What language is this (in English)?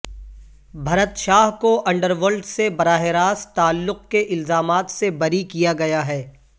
Urdu